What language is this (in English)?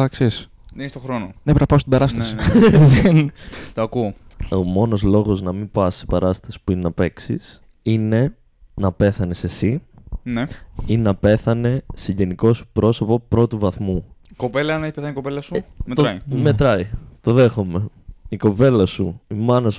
Greek